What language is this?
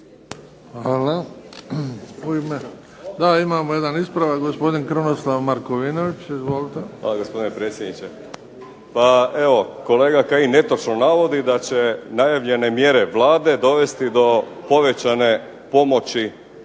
Croatian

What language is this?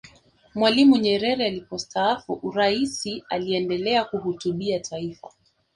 Swahili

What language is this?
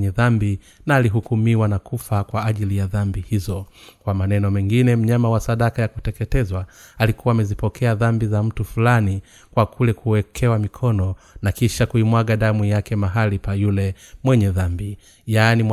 Swahili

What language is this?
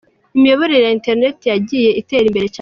Kinyarwanda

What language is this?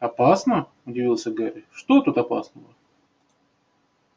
Russian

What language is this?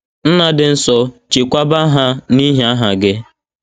Igbo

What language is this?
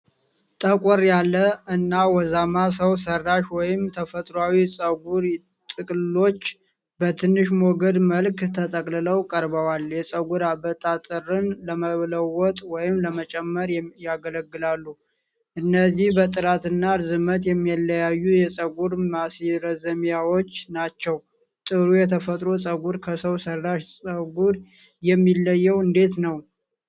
Amharic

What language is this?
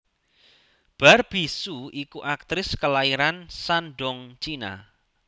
Javanese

